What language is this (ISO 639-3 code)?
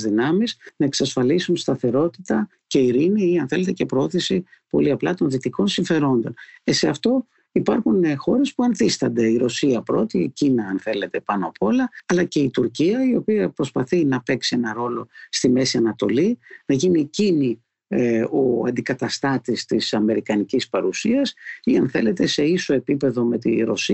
ell